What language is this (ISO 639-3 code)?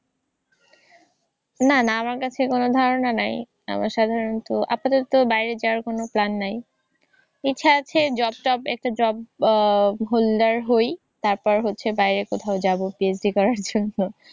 ben